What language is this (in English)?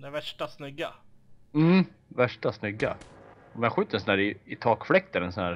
Swedish